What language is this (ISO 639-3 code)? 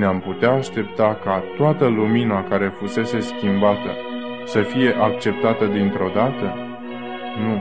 ron